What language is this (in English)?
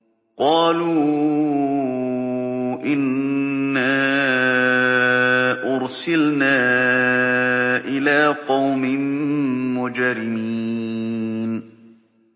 Arabic